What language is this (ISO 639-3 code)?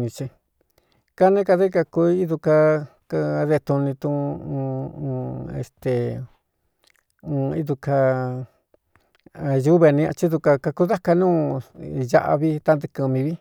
xtu